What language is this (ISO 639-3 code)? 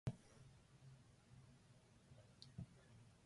jpn